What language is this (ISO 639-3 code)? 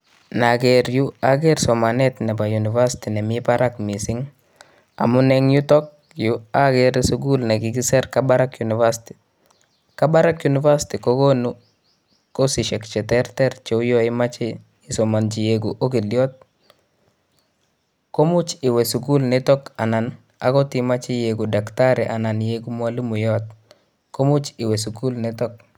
kln